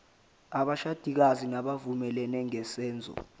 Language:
Zulu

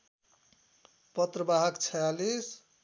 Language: Nepali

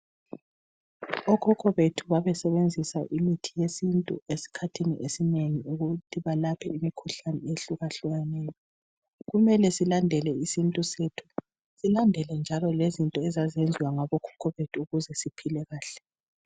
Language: North Ndebele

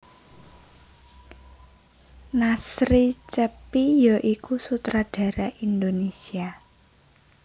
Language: Javanese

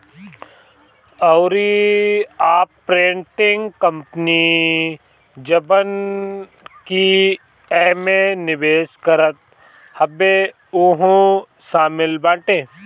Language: Bhojpuri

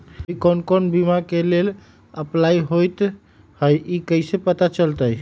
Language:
Magahi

